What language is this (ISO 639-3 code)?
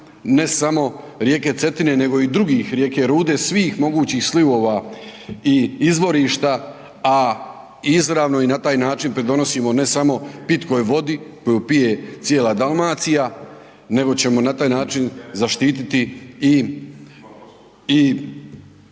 hrv